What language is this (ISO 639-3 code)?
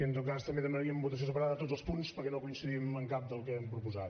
cat